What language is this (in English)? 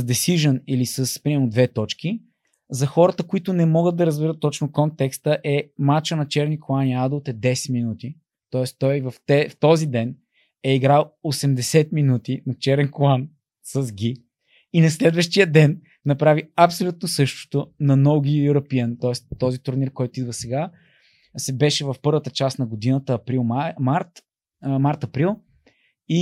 Bulgarian